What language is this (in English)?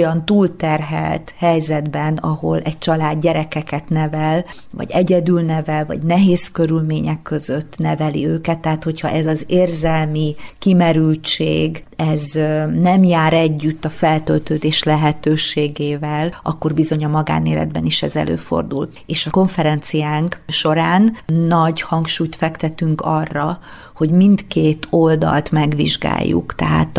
Hungarian